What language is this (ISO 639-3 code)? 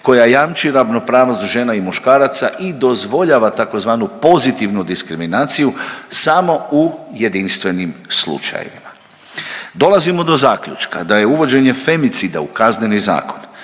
hrv